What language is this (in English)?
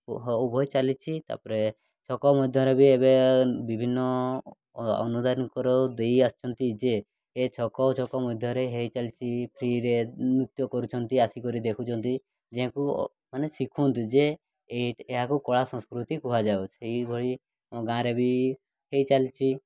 Odia